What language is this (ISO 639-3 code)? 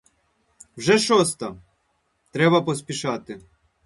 ukr